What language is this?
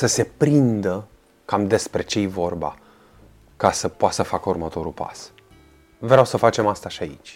Romanian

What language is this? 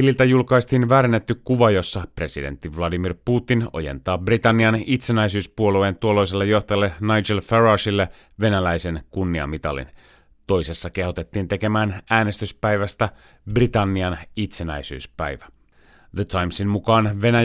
Finnish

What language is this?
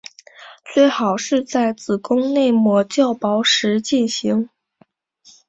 Chinese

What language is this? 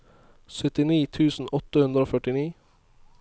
Norwegian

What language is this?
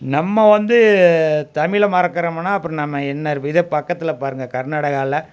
Tamil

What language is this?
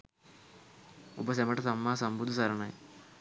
Sinhala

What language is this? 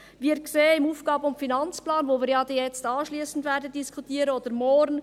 Swiss German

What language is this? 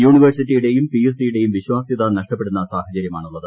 Malayalam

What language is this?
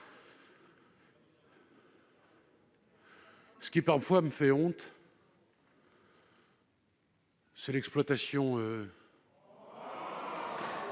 French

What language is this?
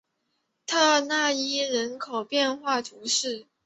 Chinese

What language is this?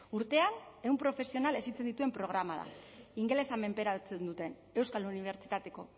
Basque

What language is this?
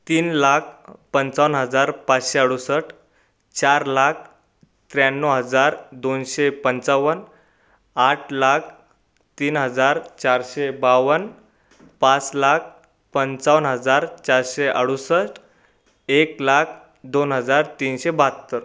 Marathi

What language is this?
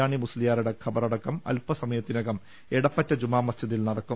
Malayalam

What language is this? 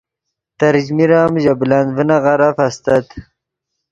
Yidgha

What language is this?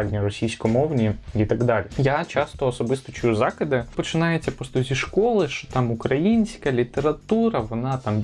Ukrainian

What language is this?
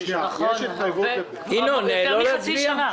Hebrew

